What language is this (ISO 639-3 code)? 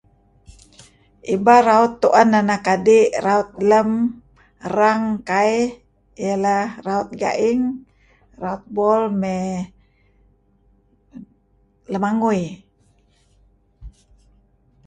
kzi